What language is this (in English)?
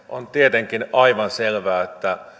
Finnish